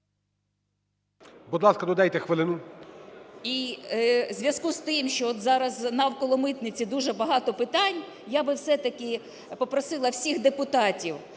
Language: Ukrainian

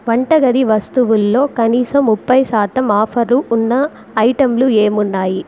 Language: Telugu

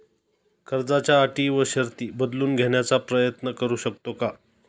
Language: Marathi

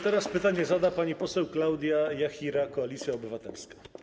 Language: Polish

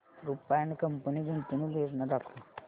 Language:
Marathi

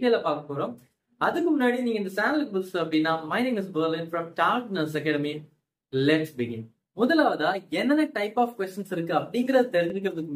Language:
Tamil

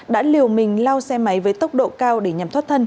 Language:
Vietnamese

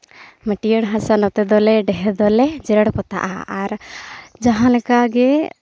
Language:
Santali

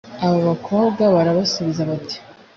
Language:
Kinyarwanda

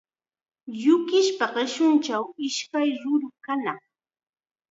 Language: Chiquián Ancash Quechua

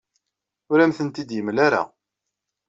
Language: Kabyle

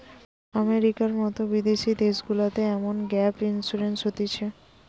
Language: Bangla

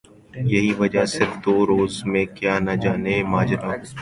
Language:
Urdu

